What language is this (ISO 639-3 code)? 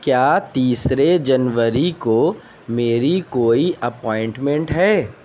urd